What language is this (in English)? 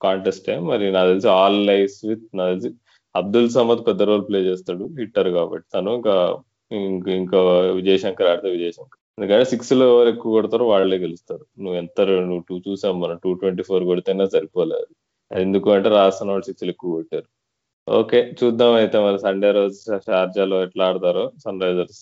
Telugu